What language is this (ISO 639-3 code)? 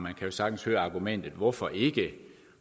dan